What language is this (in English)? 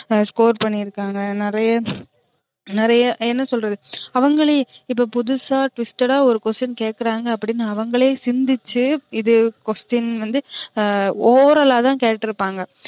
Tamil